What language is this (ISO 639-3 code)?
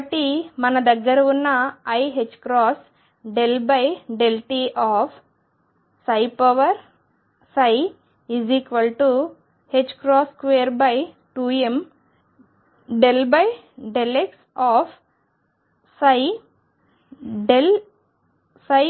tel